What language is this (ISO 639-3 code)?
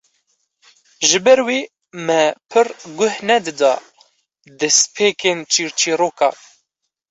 kur